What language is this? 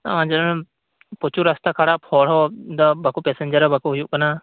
Santali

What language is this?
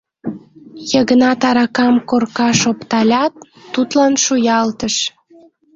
Mari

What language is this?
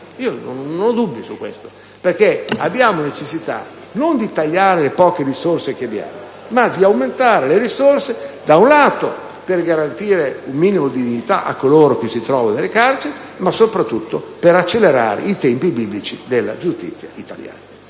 Italian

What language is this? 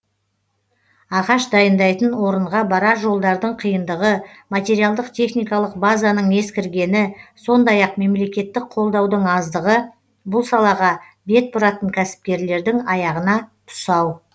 Kazakh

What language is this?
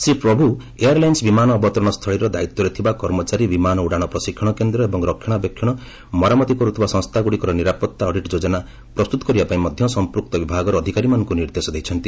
Odia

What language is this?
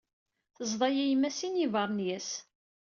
Kabyle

